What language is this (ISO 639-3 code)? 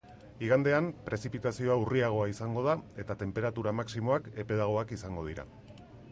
eus